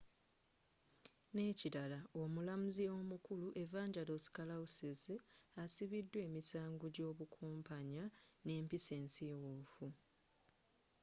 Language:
Ganda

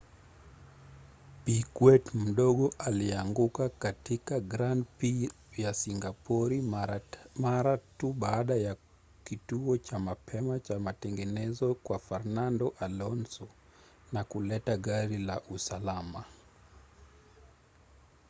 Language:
Swahili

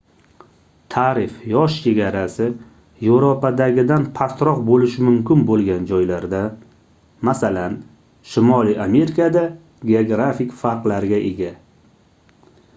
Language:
Uzbek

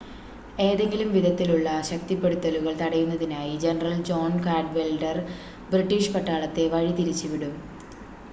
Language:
Malayalam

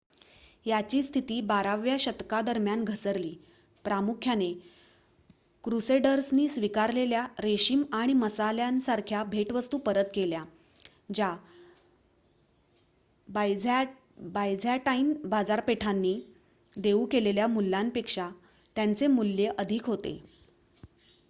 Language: Marathi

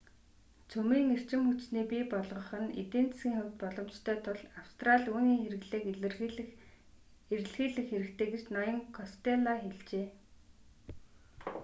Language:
Mongolian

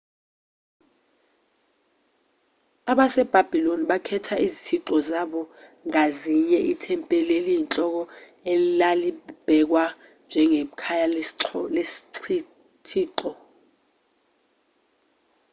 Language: Zulu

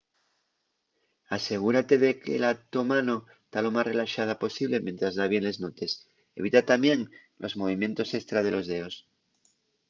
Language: Asturian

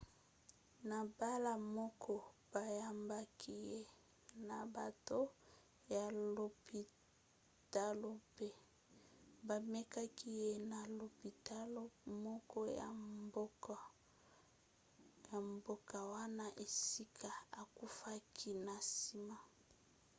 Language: Lingala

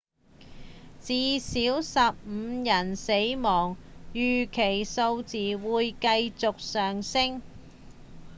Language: Cantonese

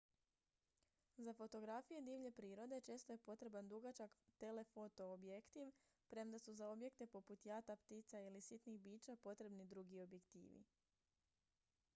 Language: Croatian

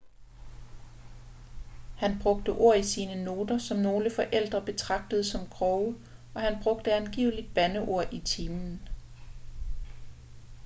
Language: Danish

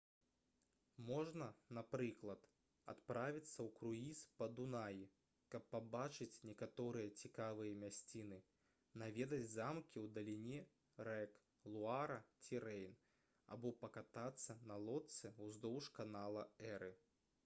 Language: Belarusian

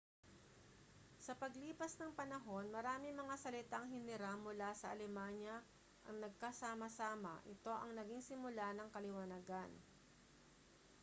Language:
Filipino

